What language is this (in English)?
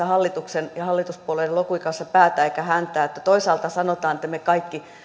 Finnish